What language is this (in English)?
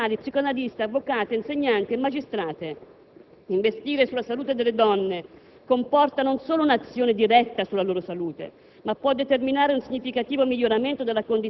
Italian